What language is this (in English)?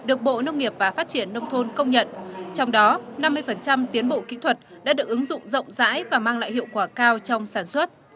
Vietnamese